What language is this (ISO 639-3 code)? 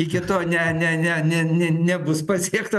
lit